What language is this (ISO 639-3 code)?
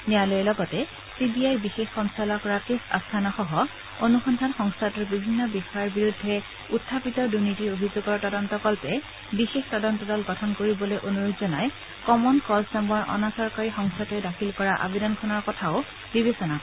asm